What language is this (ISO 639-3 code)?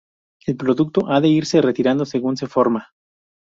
spa